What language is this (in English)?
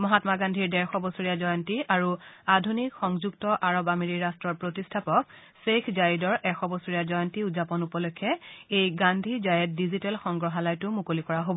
Assamese